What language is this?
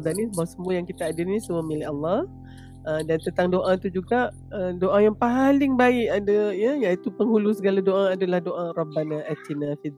Malay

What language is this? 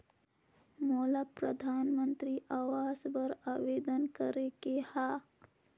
Chhattisgarhi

